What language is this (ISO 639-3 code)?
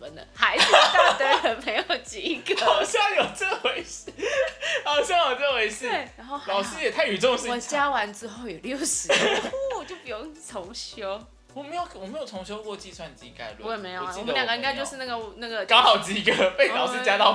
zho